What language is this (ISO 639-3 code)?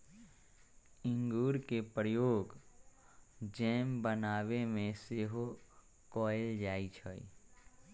mag